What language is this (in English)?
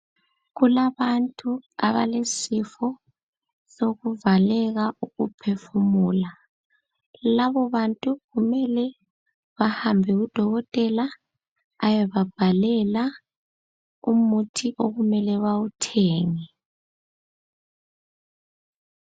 North Ndebele